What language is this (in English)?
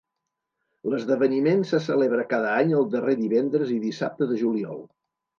Catalan